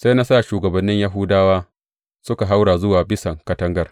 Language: Hausa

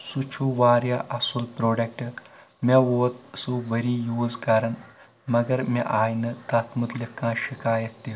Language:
Kashmiri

